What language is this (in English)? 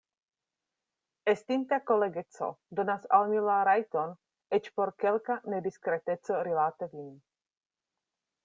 Esperanto